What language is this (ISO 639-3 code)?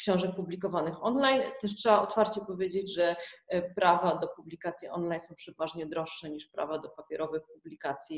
pol